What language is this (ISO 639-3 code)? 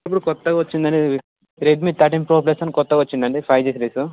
tel